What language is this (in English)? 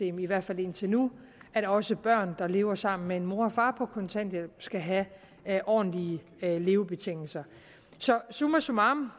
Danish